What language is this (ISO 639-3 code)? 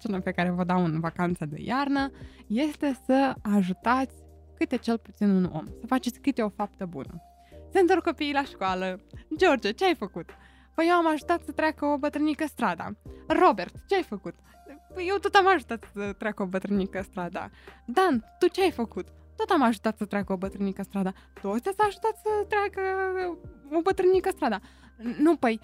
ron